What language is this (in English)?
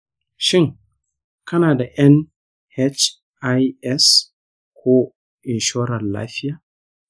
Hausa